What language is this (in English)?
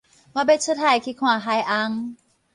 Min Nan Chinese